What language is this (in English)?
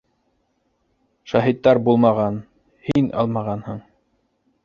Bashkir